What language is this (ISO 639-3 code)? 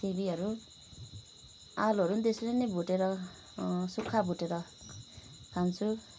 nep